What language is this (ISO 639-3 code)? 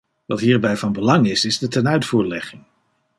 nld